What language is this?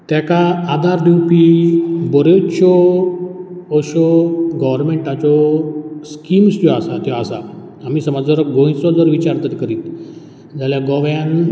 Konkani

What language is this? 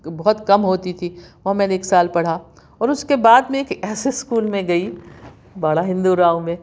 Urdu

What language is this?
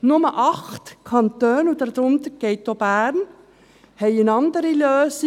Swiss German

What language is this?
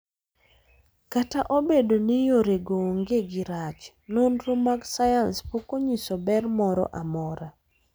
Luo (Kenya and Tanzania)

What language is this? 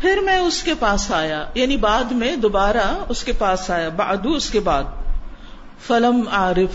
Urdu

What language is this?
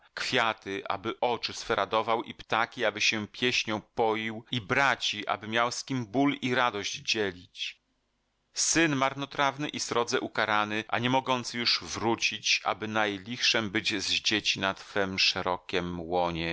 Polish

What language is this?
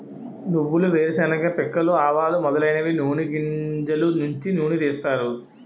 Telugu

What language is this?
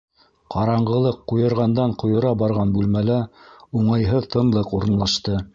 Bashkir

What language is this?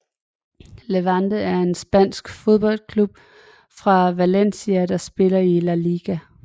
Danish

